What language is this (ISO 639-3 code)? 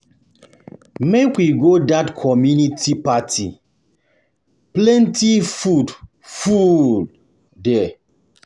pcm